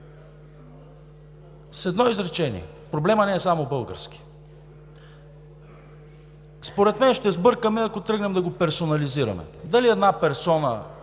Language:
Bulgarian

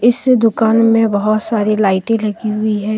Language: Hindi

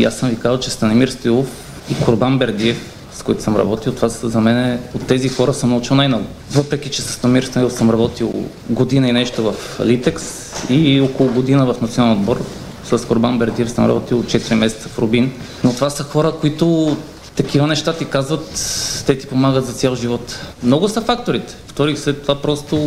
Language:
Bulgarian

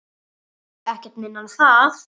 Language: Icelandic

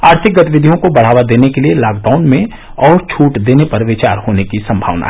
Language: Hindi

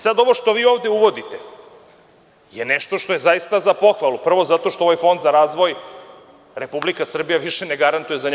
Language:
Serbian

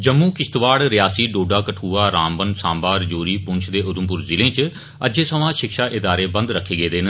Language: Dogri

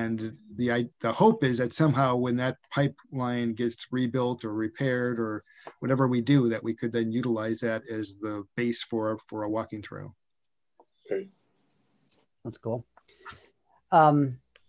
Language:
English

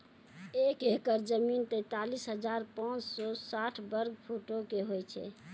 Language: Maithili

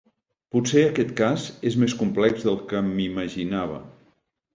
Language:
Catalan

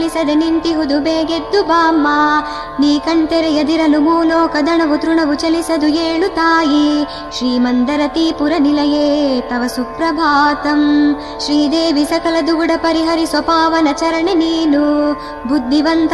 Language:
Kannada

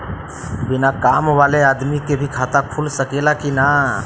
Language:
Bhojpuri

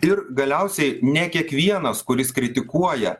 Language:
Lithuanian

